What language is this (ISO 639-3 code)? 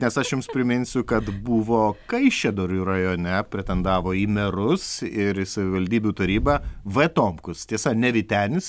lit